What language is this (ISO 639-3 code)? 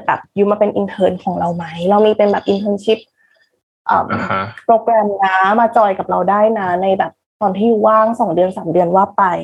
tha